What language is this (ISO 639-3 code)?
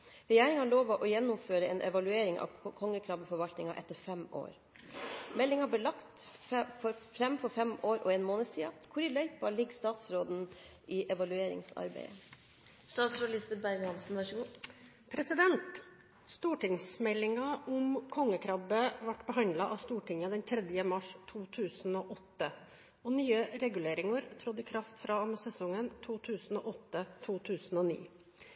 nob